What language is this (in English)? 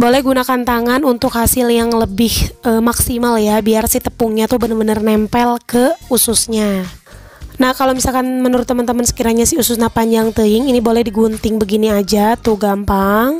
Indonesian